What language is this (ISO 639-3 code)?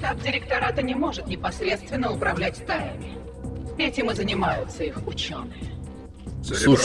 rus